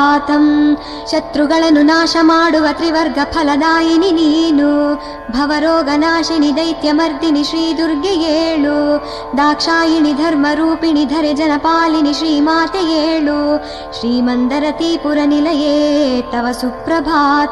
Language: Kannada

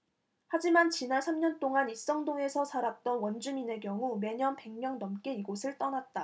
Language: Korean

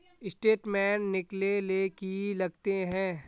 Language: Magahi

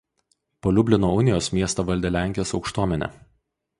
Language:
Lithuanian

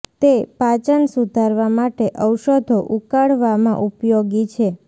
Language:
Gujarati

